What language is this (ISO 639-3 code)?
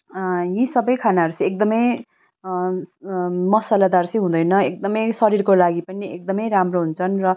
nep